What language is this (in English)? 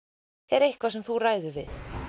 Icelandic